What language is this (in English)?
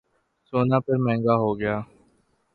Urdu